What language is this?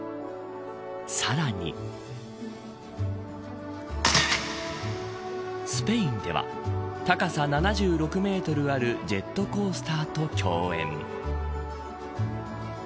Japanese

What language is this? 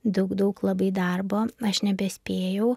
Lithuanian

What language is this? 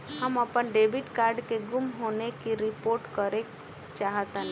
Bhojpuri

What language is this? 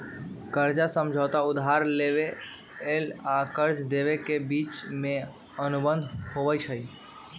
Magahi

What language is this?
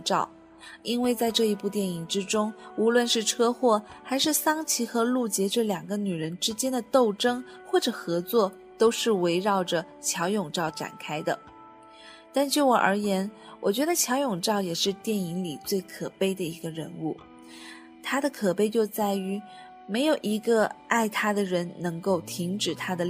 Chinese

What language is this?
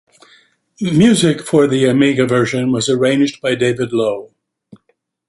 English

